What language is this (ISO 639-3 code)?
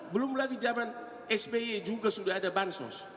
ind